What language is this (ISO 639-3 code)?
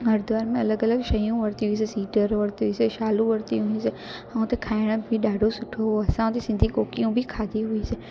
snd